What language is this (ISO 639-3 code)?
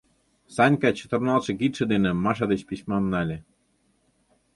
chm